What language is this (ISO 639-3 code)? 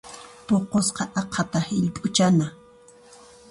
qxp